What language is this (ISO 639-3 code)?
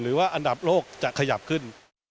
tha